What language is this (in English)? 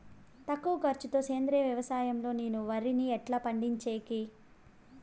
Telugu